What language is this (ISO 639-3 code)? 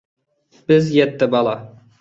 uig